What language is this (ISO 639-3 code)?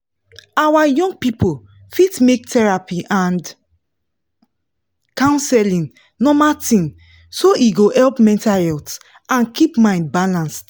pcm